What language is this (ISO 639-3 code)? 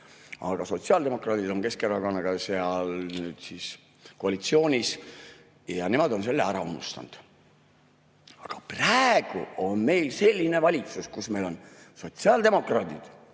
est